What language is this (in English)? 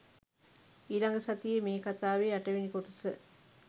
Sinhala